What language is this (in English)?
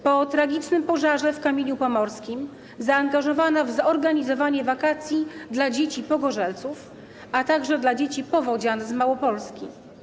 Polish